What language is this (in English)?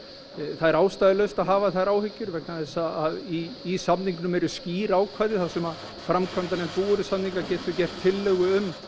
Icelandic